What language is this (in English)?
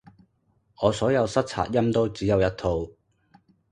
Cantonese